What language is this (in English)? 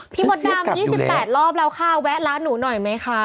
Thai